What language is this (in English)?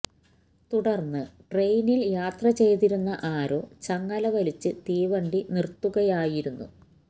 Malayalam